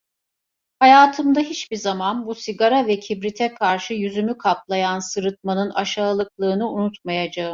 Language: Turkish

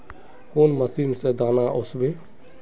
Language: Magahi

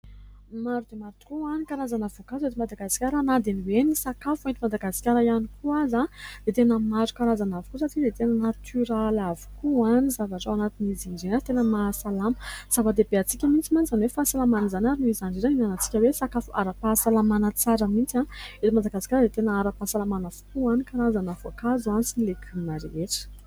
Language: Malagasy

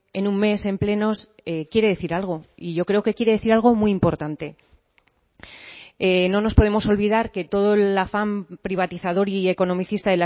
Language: Spanish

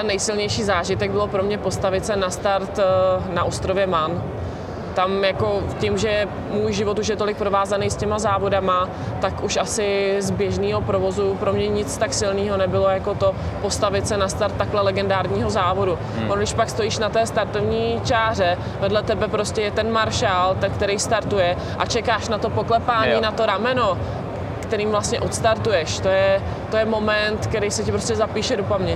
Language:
Czech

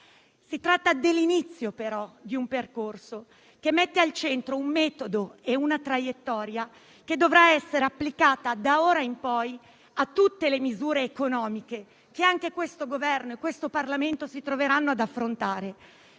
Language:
Italian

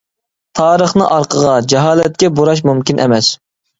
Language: Uyghur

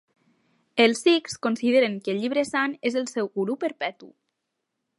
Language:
Catalan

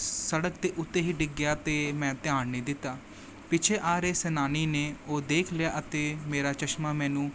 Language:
Punjabi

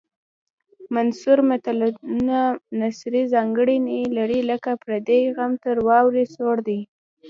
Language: Pashto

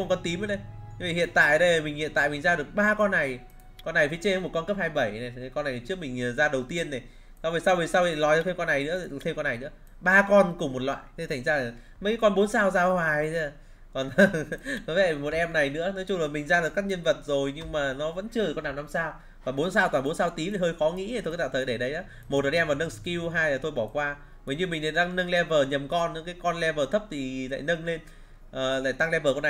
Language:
Vietnamese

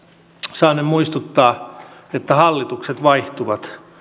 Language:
Finnish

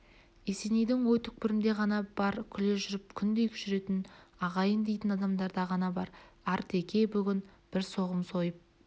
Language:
Kazakh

